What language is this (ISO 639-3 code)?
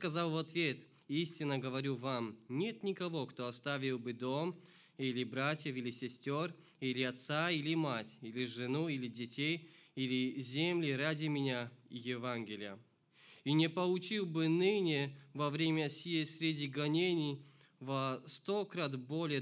rus